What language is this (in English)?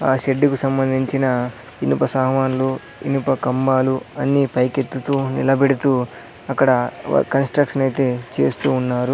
Telugu